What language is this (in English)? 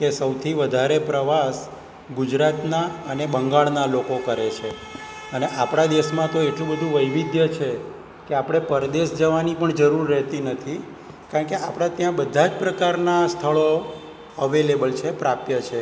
Gujarati